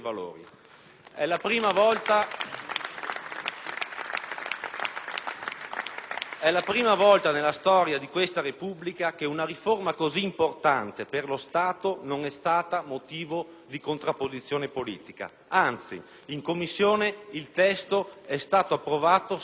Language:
Italian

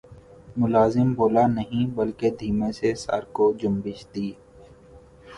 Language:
Urdu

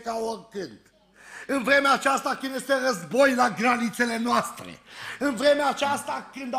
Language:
Romanian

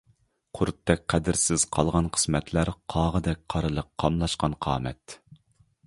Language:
Uyghur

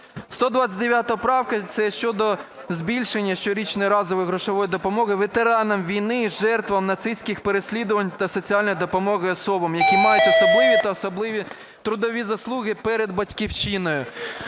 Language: Ukrainian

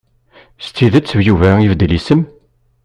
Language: Kabyle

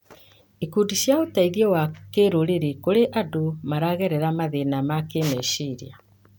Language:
Kikuyu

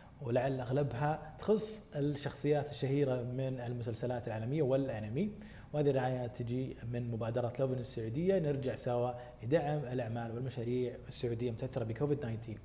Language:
Arabic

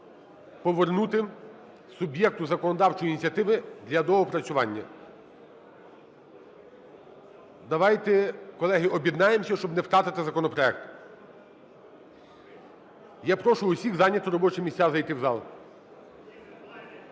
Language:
Ukrainian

